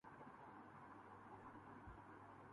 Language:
Urdu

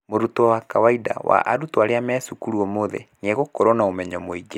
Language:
Kikuyu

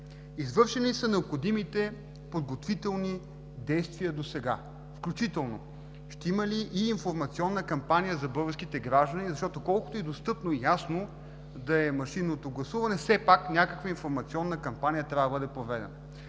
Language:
Bulgarian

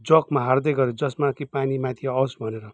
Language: Nepali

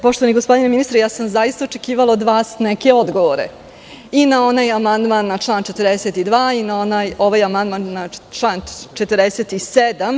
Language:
Serbian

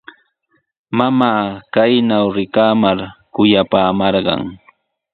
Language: Sihuas Ancash Quechua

